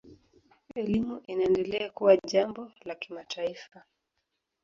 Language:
Swahili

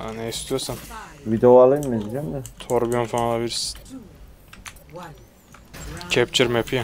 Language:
Turkish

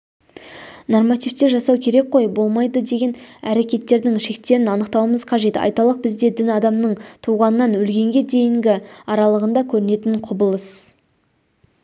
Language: Kazakh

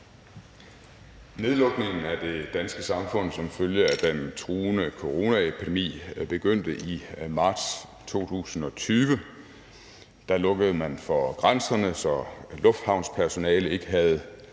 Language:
Danish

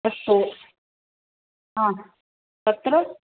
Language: Sanskrit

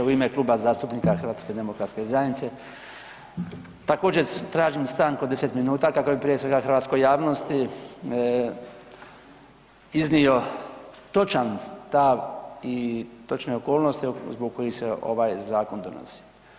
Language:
Croatian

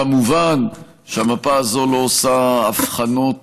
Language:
Hebrew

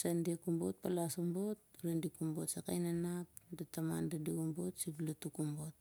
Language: Siar-Lak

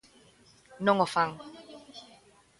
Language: Galician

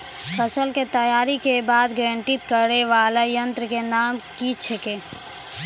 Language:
Maithili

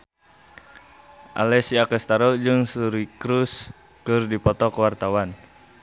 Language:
Sundanese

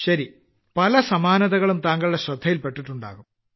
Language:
Malayalam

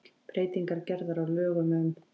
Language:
Icelandic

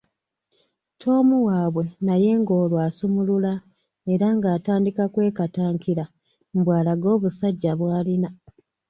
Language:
Ganda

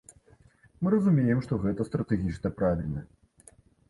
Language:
Belarusian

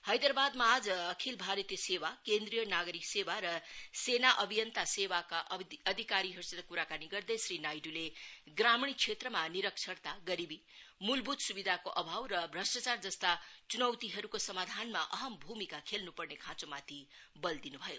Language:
Nepali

